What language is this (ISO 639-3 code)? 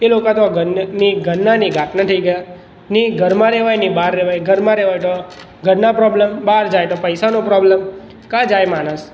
guj